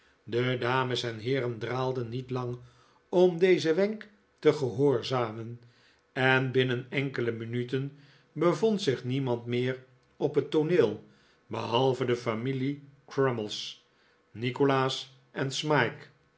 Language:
Dutch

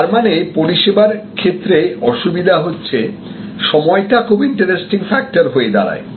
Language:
Bangla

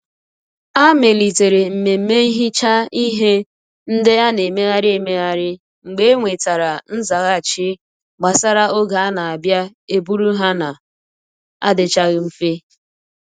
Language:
Igbo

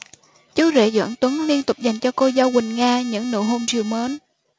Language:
Vietnamese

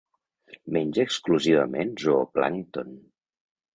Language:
Catalan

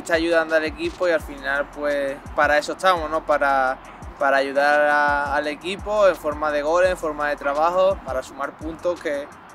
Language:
Spanish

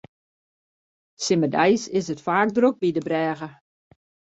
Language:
Western Frisian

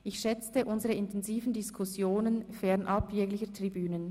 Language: Swiss German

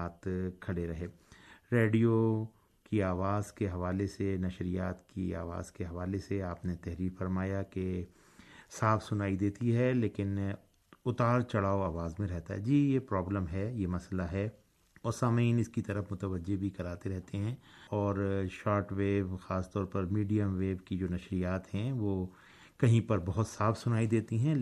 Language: Urdu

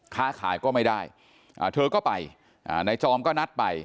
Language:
Thai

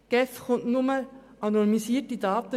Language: Swiss German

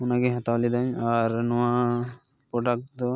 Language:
Santali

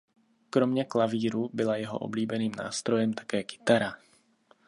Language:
Czech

